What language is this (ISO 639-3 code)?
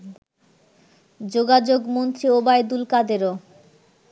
ben